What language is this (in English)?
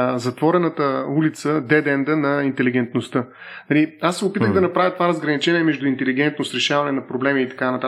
Bulgarian